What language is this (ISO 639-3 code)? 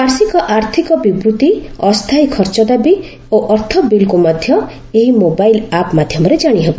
ori